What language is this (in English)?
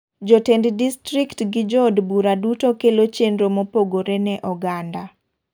Luo (Kenya and Tanzania)